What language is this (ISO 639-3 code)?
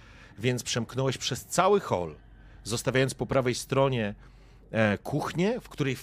pol